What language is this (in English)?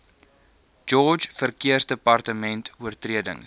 Afrikaans